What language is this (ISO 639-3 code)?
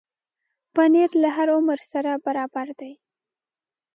pus